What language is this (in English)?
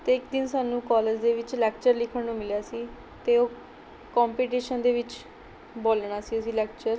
Punjabi